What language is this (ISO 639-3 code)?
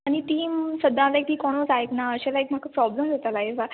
kok